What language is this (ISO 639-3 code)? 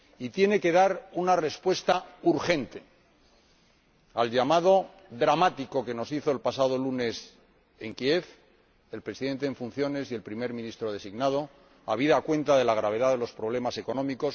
spa